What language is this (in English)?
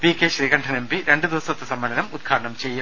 Malayalam